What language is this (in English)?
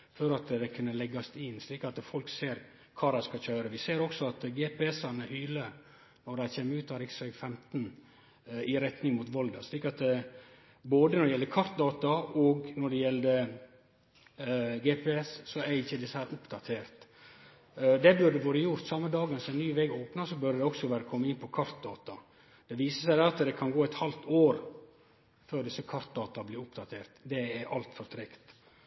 Norwegian Nynorsk